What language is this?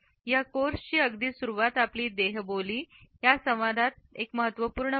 Marathi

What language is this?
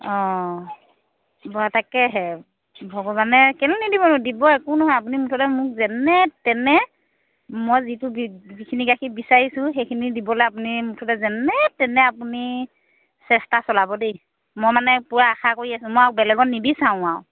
Assamese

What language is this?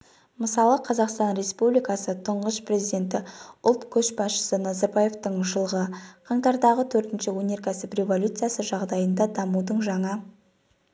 Kazakh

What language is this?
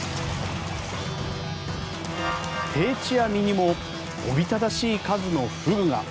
Japanese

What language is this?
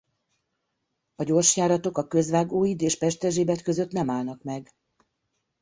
Hungarian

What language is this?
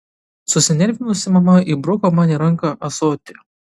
Lithuanian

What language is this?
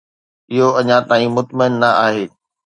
Sindhi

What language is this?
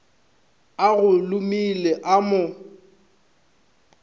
Northern Sotho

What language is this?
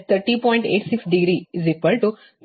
Kannada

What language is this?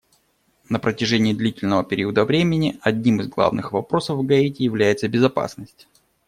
Russian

